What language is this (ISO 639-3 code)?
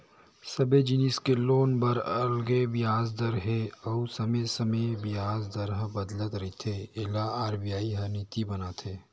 hne